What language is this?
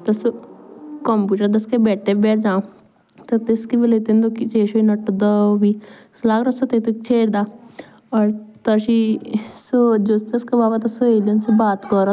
Jaunsari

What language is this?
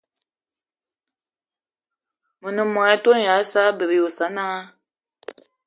Eton (Cameroon)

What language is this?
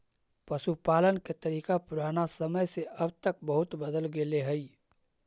Magahi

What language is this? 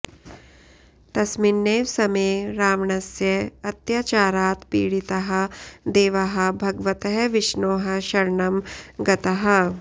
Sanskrit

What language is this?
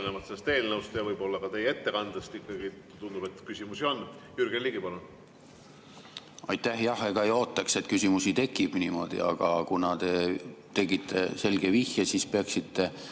Estonian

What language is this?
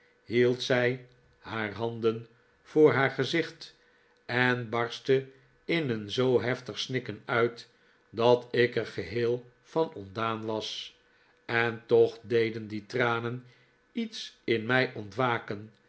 Dutch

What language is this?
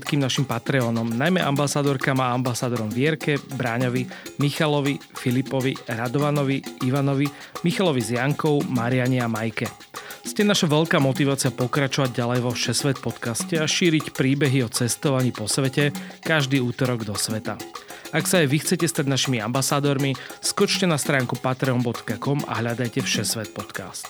Slovak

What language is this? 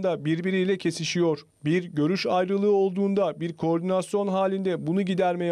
Turkish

